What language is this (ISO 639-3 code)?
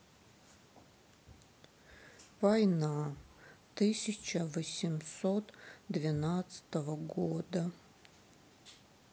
rus